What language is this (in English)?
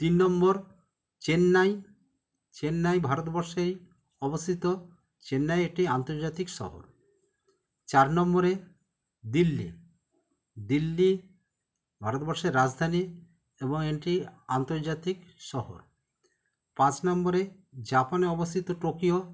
Bangla